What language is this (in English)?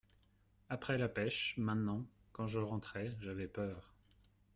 French